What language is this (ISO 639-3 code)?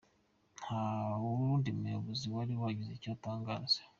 kin